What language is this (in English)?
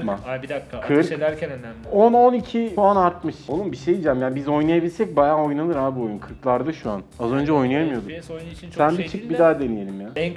Turkish